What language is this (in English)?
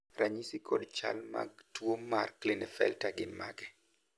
Luo (Kenya and Tanzania)